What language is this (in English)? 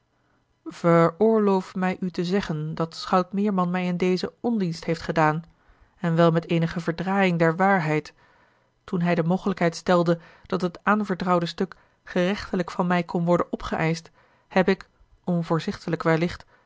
Dutch